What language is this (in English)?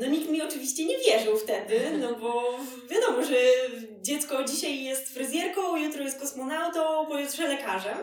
Polish